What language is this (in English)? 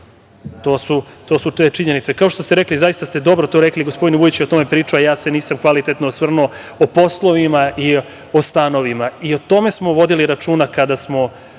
Serbian